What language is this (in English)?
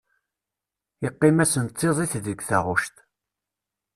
Kabyle